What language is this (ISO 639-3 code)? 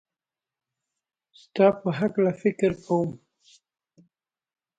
pus